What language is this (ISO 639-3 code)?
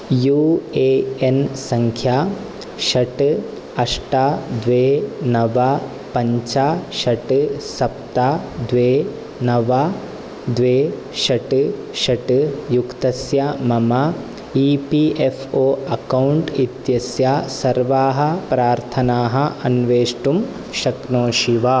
san